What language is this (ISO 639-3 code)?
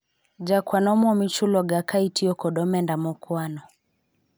luo